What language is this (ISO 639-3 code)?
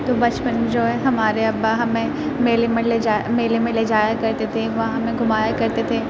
urd